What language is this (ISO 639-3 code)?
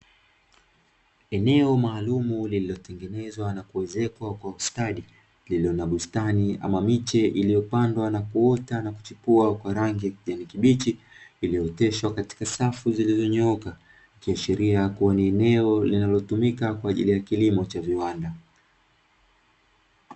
swa